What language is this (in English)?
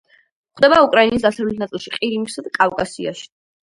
Georgian